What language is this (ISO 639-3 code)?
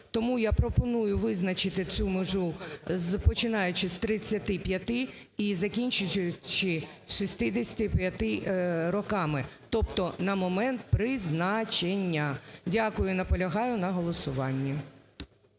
ukr